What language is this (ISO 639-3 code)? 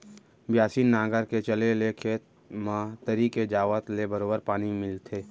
hne